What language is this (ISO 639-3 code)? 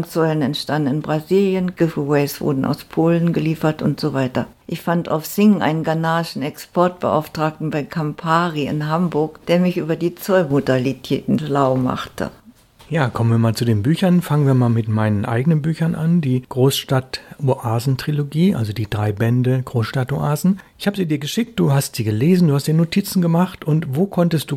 deu